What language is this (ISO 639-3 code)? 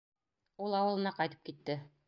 bak